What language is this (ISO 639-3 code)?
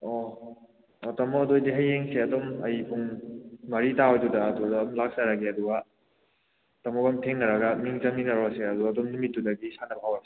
mni